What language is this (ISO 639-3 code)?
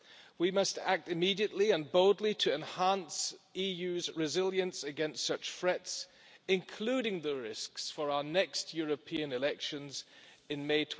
eng